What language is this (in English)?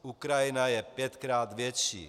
Czech